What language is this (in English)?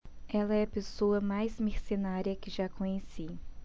Portuguese